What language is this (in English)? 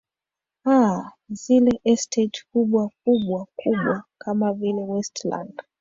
Swahili